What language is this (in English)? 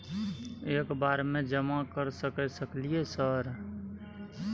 Maithili